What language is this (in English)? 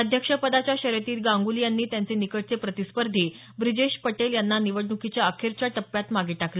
Marathi